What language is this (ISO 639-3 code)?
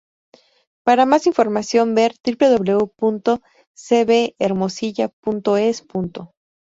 spa